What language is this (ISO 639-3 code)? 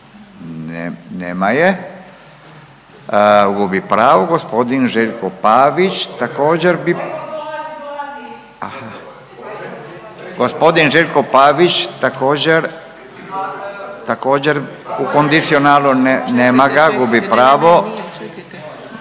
hrv